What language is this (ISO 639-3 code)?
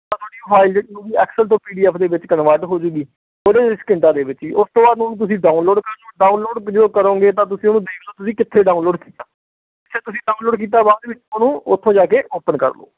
pan